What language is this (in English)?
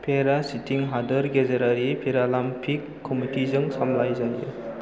Bodo